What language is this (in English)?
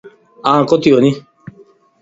Lasi